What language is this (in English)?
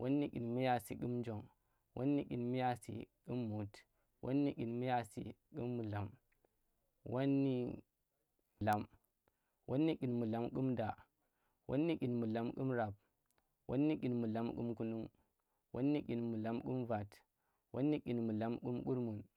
Tera